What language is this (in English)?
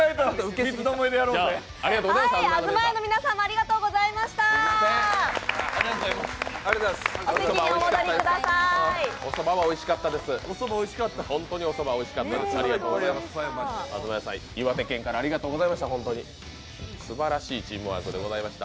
Japanese